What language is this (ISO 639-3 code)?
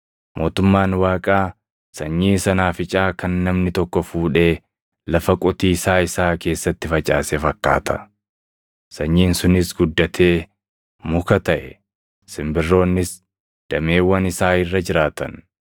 orm